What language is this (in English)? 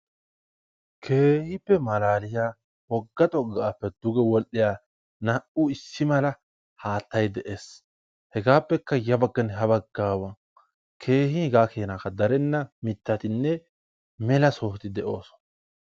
Wolaytta